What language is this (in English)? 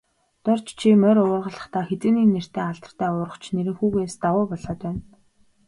Mongolian